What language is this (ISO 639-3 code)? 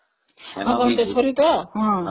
ori